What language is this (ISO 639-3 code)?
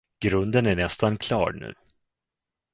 swe